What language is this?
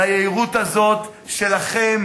Hebrew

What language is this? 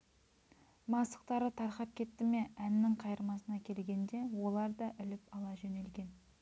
Kazakh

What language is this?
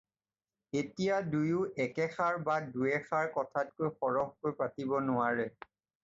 Assamese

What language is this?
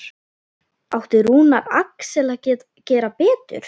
Icelandic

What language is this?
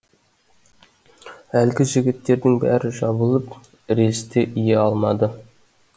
Kazakh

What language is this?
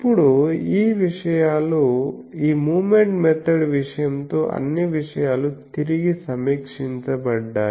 Telugu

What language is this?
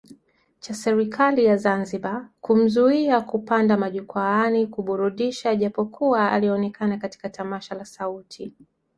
Swahili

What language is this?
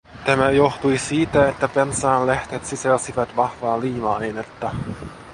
Finnish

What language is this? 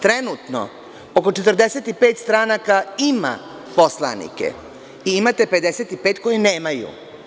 Serbian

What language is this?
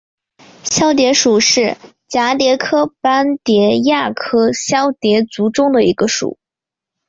Chinese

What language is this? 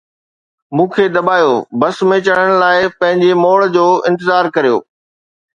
Sindhi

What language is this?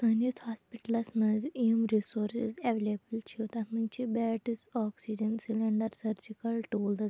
Kashmiri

